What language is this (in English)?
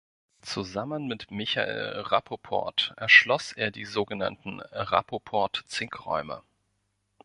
German